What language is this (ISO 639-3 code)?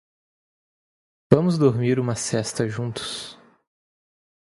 por